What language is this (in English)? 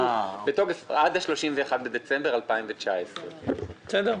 Hebrew